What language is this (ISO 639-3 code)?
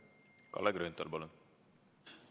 est